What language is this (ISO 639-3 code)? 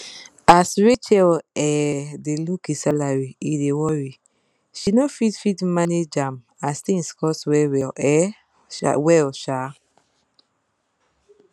pcm